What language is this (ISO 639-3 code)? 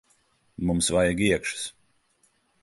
lav